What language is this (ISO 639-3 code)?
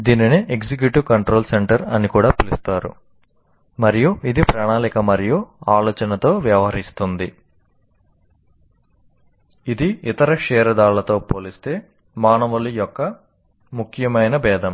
tel